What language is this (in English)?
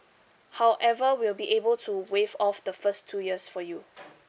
English